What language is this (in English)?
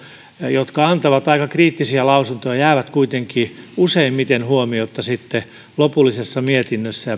Finnish